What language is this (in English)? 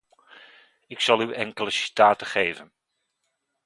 Dutch